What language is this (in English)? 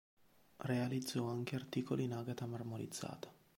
Italian